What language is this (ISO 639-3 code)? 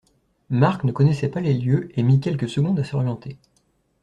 fra